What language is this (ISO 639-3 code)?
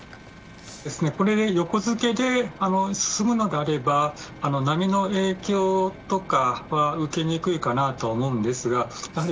jpn